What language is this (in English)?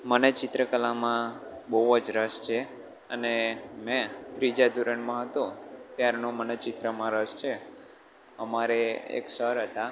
Gujarati